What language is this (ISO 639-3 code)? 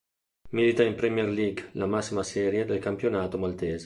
ita